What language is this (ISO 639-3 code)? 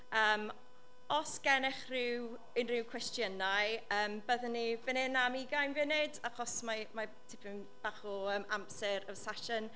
cym